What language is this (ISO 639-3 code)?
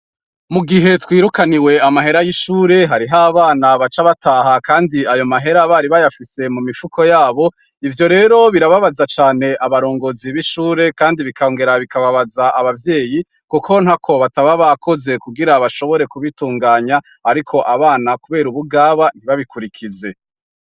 run